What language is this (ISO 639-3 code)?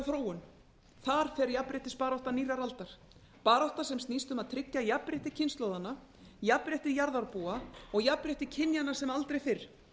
isl